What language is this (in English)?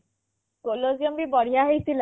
Odia